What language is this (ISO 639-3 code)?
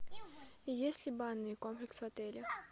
rus